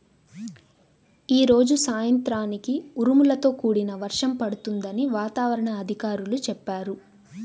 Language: Telugu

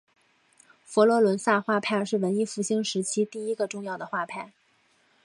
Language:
Chinese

